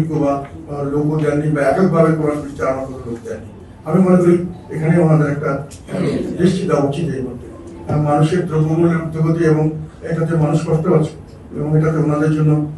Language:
Polish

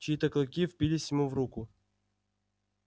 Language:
Russian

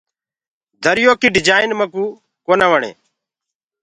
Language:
Gurgula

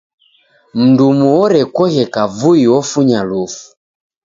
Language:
Taita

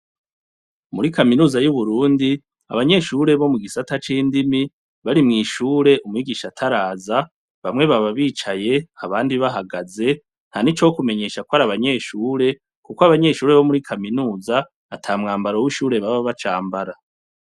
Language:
Rundi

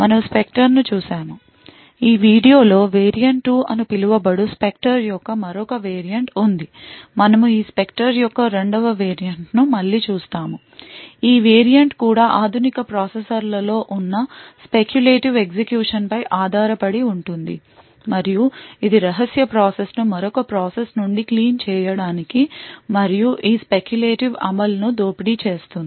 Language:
Telugu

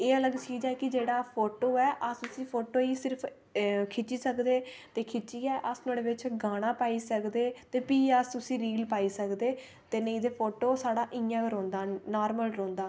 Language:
Dogri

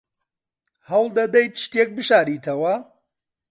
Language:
Central Kurdish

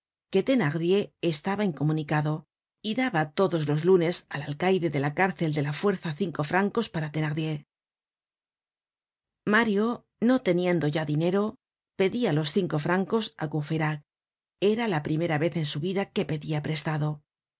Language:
Spanish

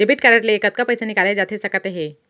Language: Chhattisgarhi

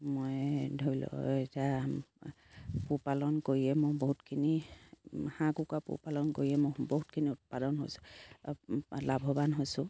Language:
Assamese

